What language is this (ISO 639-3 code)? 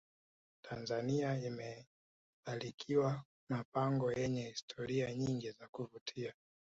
swa